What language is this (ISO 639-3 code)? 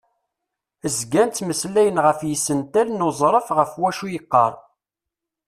kab